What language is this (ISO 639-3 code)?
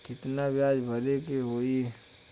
bho